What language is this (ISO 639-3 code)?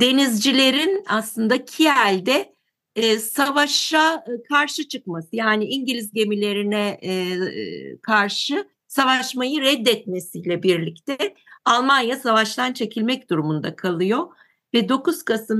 tur